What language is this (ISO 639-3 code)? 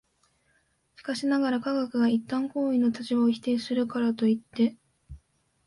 jpn